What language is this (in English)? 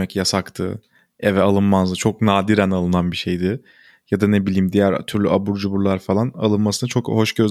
Turkish